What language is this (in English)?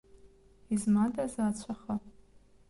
Abkhazian